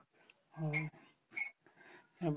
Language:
Assamese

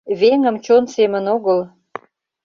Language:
Mari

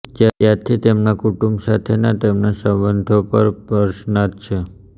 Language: Gujarati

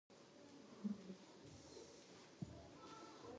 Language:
Pashto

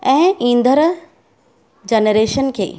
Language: Sindhi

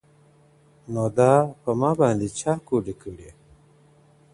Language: Pashto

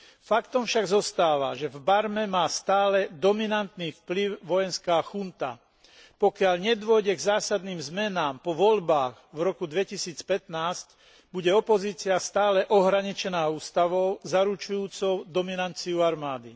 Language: Slovak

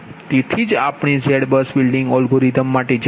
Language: Gujarati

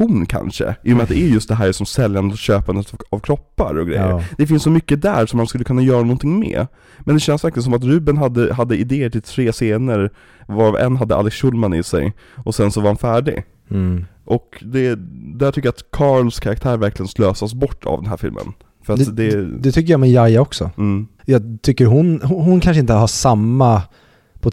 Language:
Swedish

